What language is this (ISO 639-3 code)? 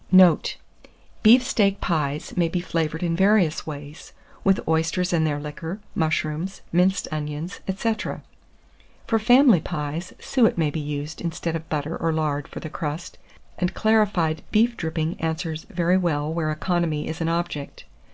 eng